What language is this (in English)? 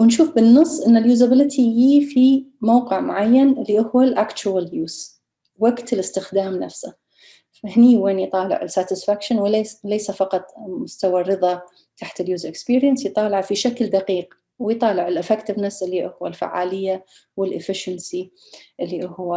Arabic